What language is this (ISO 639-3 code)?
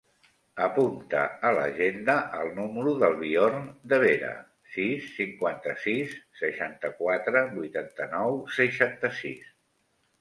cat